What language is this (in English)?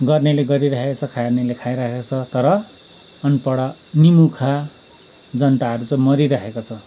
Nepali